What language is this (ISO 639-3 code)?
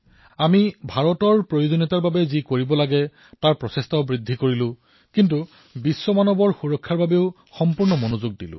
asm